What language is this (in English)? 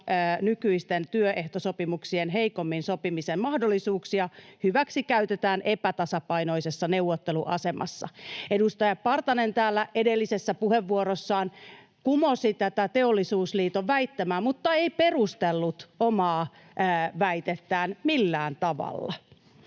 Finnish